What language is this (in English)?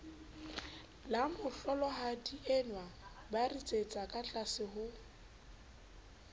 Southern Sotho